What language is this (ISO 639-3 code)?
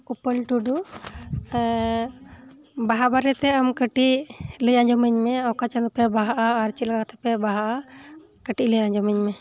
sat